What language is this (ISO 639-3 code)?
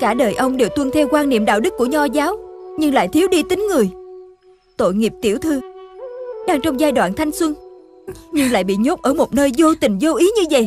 vie